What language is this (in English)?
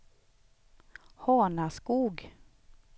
Swedish